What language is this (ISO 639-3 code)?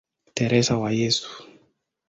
swa